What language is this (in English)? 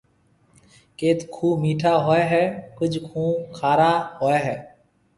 Marwari (Pakistan)